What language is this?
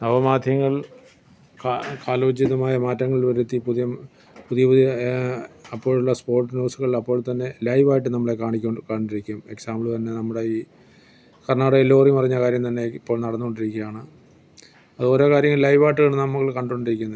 Malayalam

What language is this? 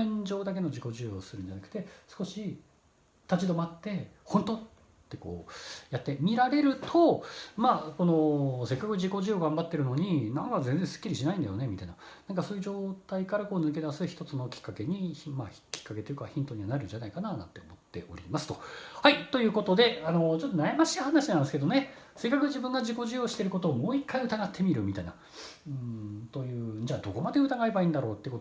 Japanese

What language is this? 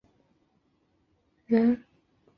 Chinese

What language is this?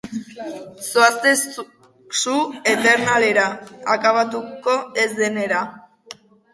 Basque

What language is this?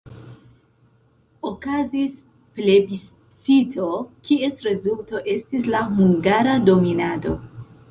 Esperanto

